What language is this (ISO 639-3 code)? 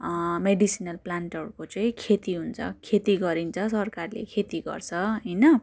nep